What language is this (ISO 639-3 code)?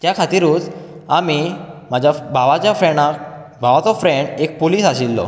kok